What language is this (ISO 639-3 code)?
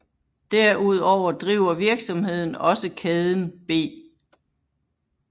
dan